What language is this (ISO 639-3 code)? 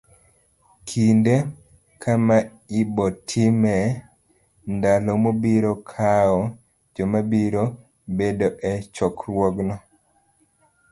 luo